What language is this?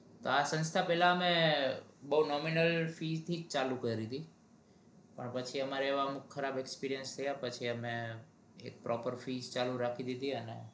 Gujarati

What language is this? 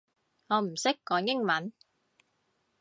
Cantonese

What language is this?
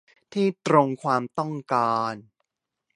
Thai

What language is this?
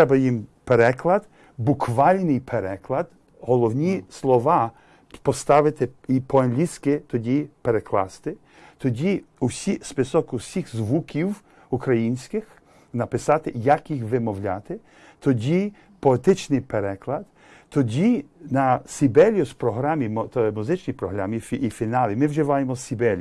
Ukrainian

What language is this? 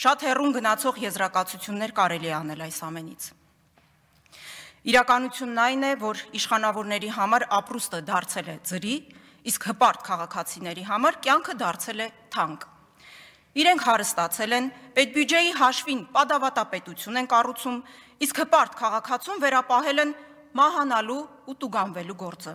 Romanian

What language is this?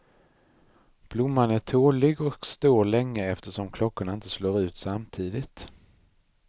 Swedish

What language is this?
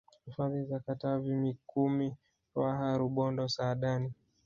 Swahili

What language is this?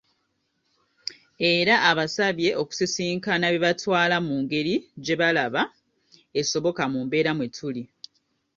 Ganda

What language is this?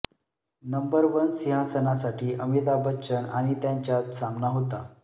Marathi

